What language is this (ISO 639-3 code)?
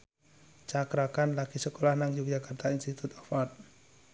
jav